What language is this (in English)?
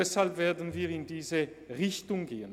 Swiss German